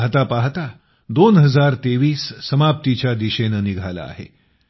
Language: Marathi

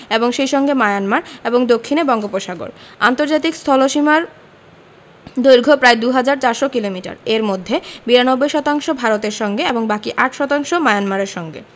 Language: Bangla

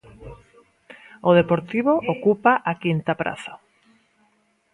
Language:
Galician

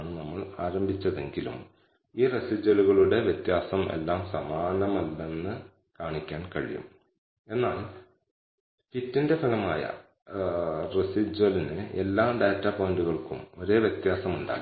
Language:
Malayalam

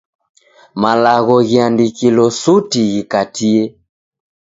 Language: Taita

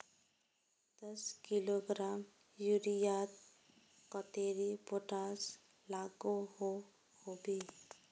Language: Magahi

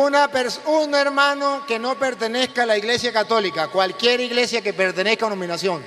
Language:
Spanish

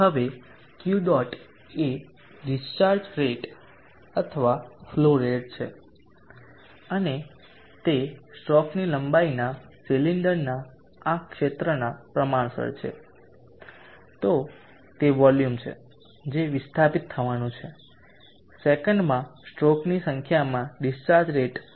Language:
Gujarati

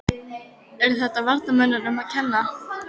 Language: Icelandic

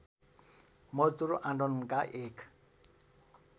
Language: Nepali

